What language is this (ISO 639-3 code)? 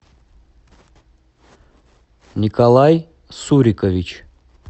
rus